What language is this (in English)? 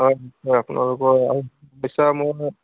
Assamese